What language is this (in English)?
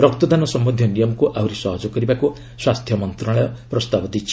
Odia